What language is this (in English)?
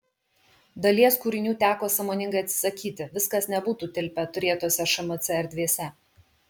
Lithuanian